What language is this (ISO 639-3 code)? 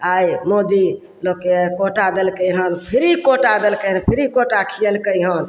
mai